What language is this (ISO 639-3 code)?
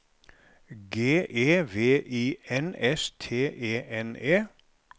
nor